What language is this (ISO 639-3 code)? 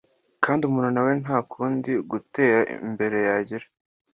kin